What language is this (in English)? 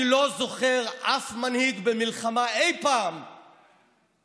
Hebrew